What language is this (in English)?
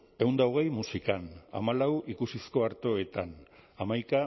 Basque